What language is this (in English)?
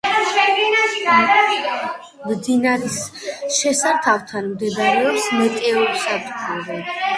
Georgian